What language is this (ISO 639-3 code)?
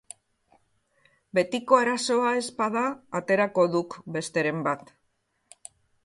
eus